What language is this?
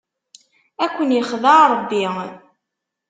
Kabyle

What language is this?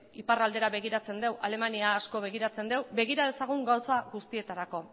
Basque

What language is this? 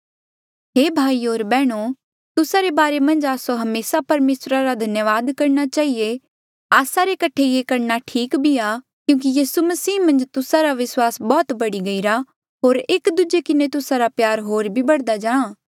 Mandeali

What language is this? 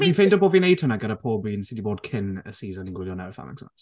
Welsh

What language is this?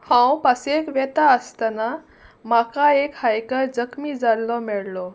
Konkani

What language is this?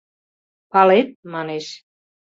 Mari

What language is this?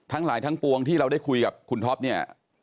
Thai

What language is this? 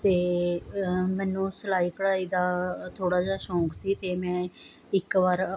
Punjabi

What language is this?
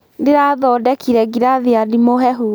Kikuyu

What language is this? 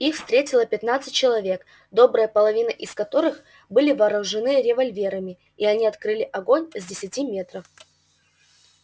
Russian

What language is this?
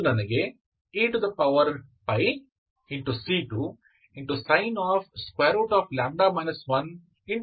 Kannada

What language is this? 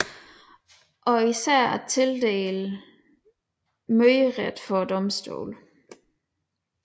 Danish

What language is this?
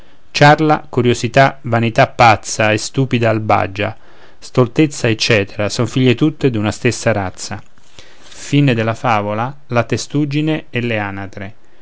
Italian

